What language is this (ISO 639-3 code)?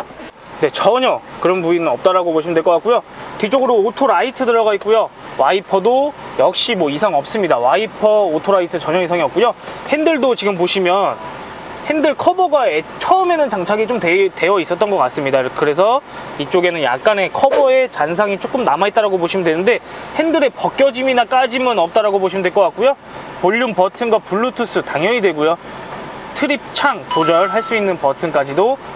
kor